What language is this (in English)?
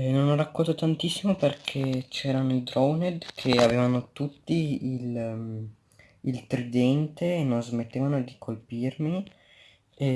Italian